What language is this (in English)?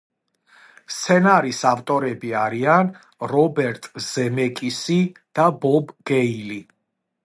Georgian